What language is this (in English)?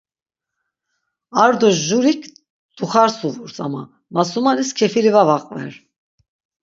Laz